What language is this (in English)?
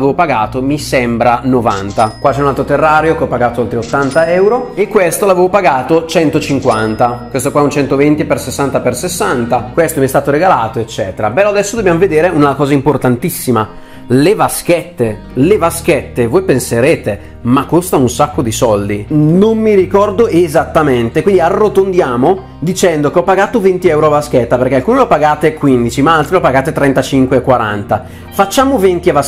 Italian